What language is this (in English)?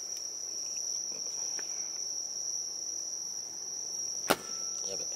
Japanese